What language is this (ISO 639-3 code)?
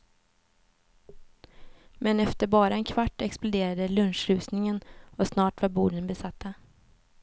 swe